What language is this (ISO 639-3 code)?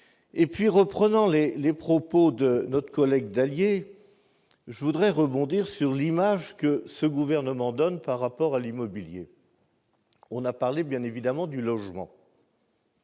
fra